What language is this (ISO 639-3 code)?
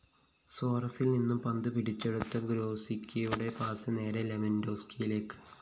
mal